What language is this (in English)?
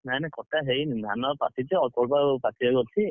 Odia